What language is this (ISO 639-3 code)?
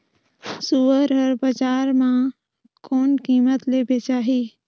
hne